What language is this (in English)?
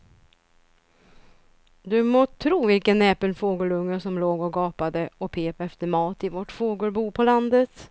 Swedish